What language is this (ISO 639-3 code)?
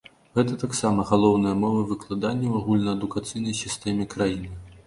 bel